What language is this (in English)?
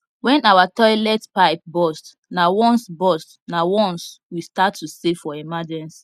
Nigerian Pidgin